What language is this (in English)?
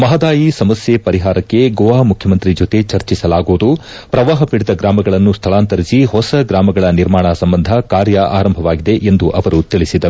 Kannada